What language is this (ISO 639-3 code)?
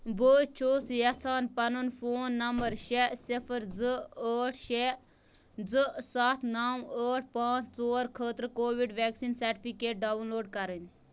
kas